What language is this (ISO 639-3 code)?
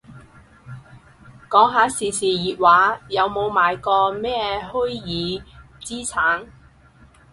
yue